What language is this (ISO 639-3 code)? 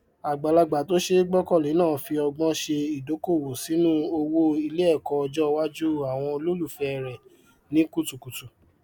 yor